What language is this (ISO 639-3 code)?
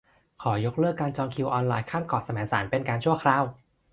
tha